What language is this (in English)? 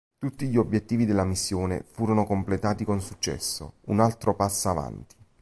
Italian